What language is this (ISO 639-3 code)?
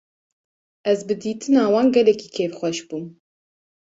kur